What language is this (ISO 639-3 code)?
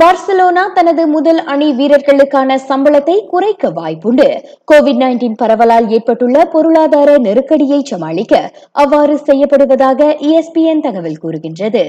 tam